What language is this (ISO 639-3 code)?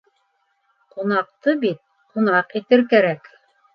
bak